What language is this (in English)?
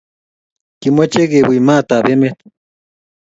Kalenjin